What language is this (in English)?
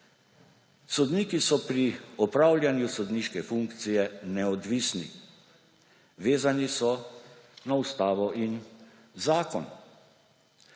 Slovenian